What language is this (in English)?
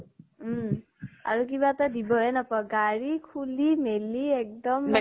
Assamese